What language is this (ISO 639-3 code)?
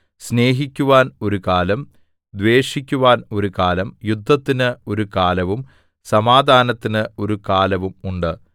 mal